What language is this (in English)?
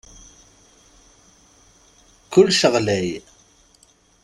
Kabyle